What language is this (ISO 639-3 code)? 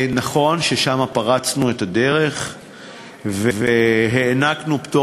heb